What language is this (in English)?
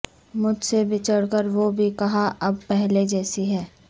Urdu